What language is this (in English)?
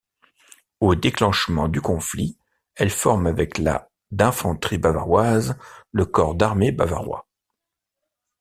French